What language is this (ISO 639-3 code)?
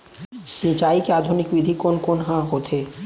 hne